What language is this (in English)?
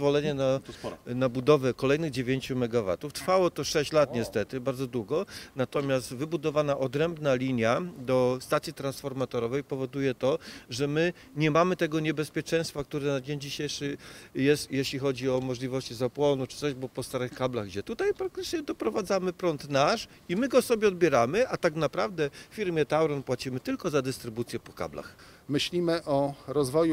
Polish